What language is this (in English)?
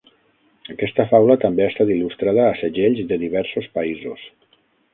Catalan